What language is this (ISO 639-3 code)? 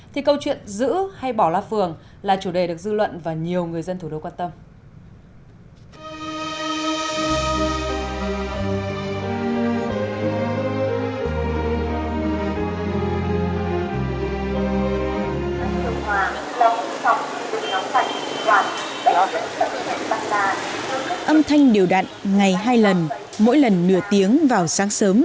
vie